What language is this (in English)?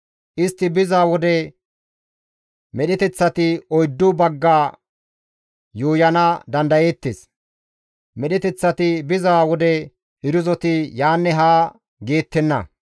Gamo